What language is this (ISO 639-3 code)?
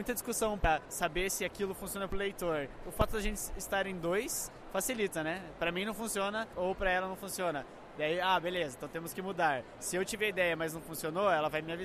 por